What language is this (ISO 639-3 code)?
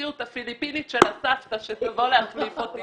heb